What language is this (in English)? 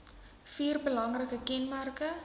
Afrikaans